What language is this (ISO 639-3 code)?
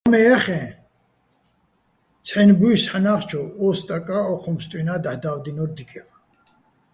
bbl